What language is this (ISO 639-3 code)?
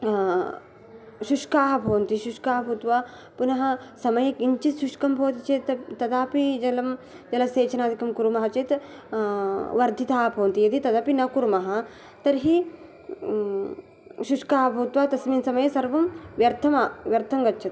san